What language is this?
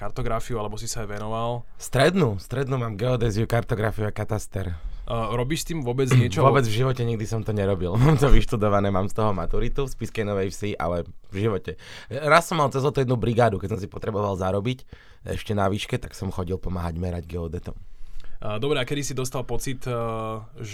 Slovak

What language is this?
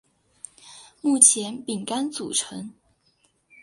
Chinese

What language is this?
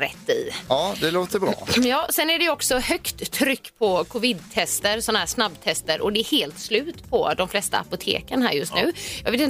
Swedish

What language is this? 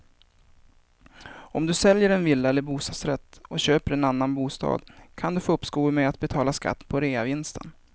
Swedish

